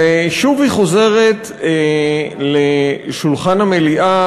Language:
Hebrew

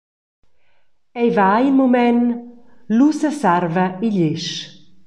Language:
Romansh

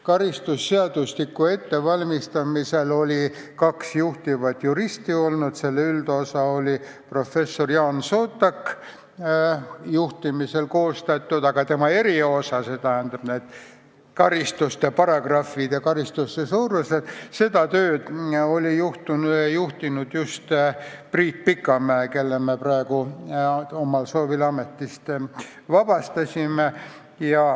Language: Estonian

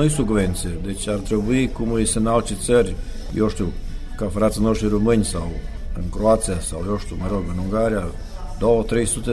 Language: Romanian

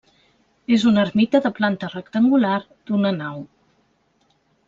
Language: Catalan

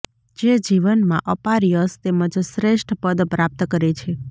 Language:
Gujarati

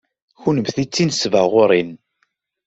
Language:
Kabyle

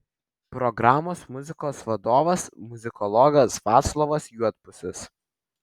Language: Lithuanian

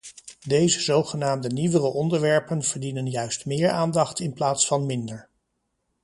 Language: Dutch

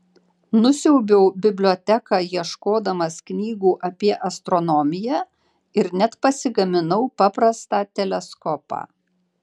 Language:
Lithuanian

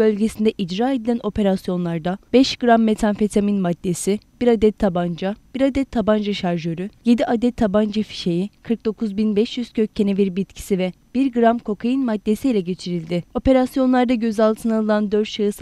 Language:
Turkish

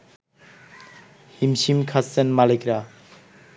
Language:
Bangla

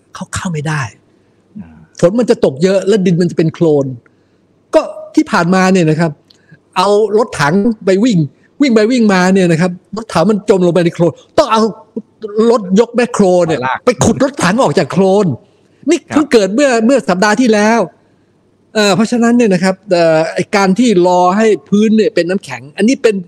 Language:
Thai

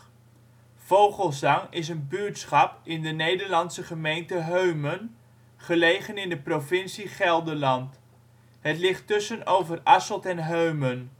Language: Dutch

